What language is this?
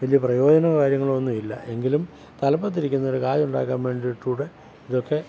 Malayalam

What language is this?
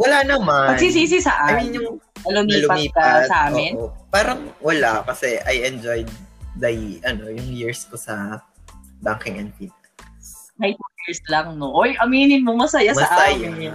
Filipino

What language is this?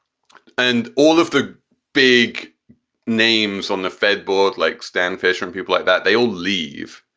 English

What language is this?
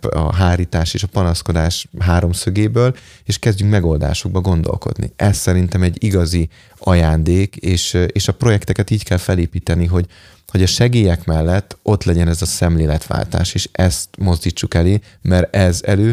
Hungarian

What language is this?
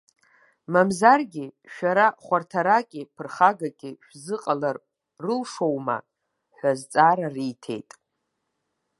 Abkhazian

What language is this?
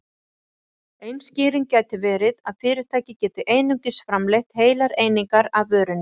Icelandic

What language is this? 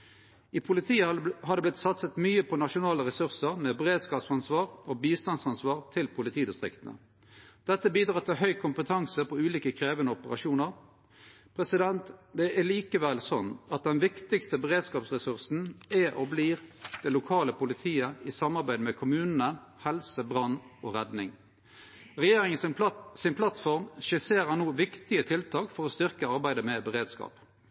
Norwegian Nynorsk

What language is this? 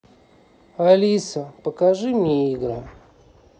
Russian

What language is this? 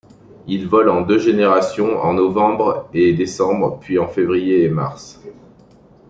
French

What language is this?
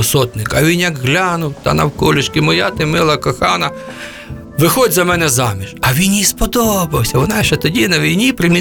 Ukrainian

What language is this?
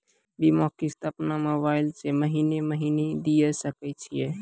Maithili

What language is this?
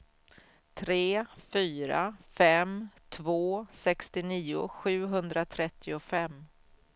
Swedish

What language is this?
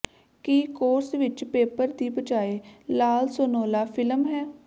Punjabi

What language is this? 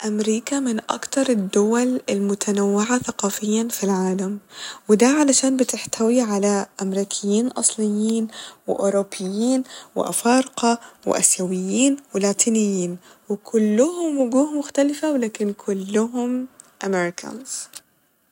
Egyptian Arabic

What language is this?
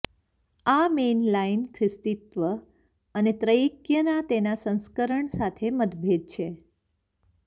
Gujarati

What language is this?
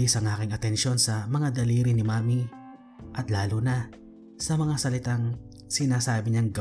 Filipino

